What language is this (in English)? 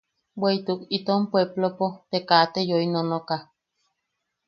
Yaqui